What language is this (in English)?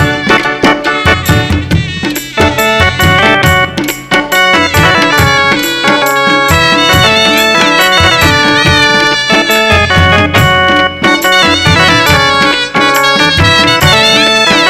Arabic